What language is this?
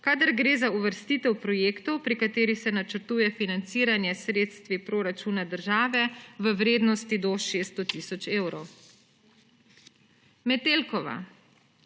Slovenian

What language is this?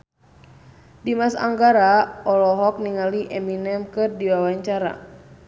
Sundanese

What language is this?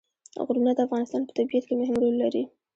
Pashto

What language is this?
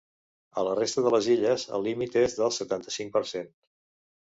Catalan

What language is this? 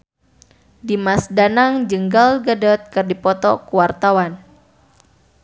Sundanese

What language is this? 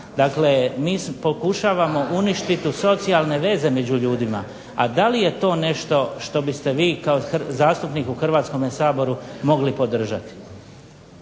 Croatian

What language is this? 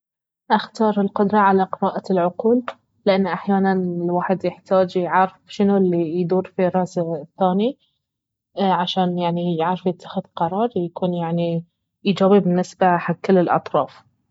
Baharna Arabic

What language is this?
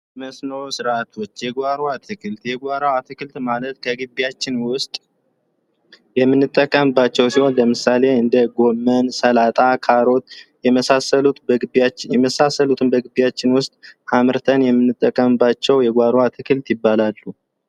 Amharic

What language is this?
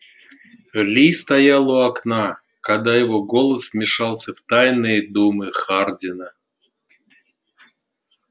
Russian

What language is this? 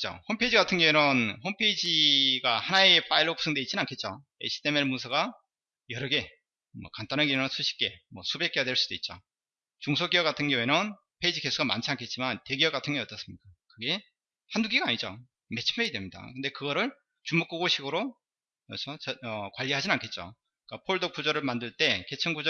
Korean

